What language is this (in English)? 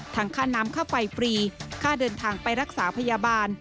Thai